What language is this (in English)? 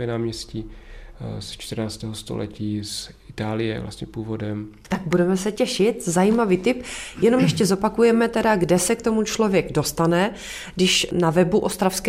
Czech